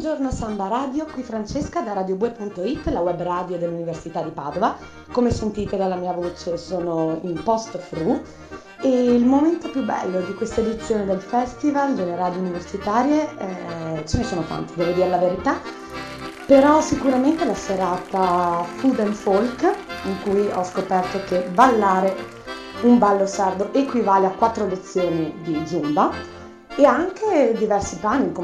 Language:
Italian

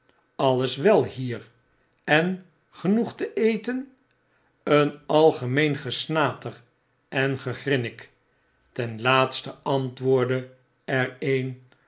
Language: Dutch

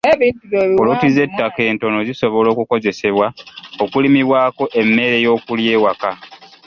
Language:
Ganda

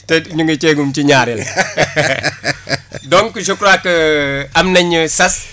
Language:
Wolof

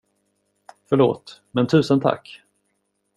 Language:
Swedish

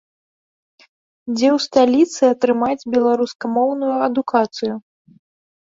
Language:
Belarusian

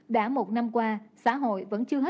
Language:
Vietnamese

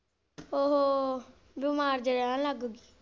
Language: Punjabi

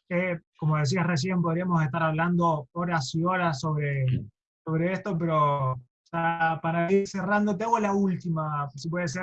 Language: Spanish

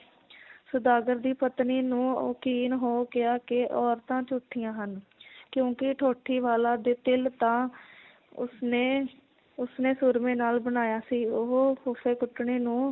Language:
Punjabi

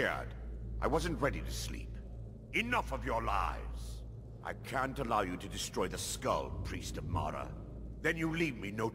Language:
Turkish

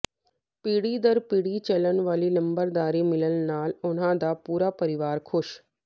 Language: Punjabi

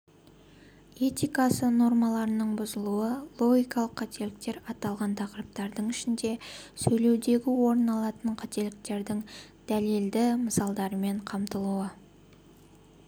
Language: Kazakh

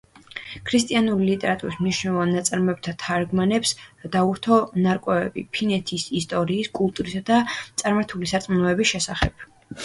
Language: Georgian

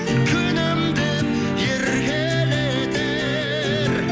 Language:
Kazakh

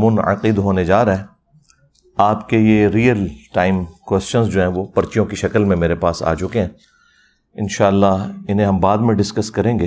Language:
Urdu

